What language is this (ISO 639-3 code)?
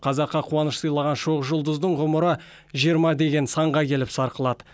kaz